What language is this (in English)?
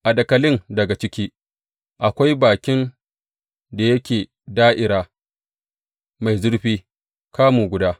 Hausa